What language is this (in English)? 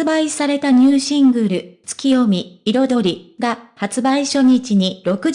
Japanese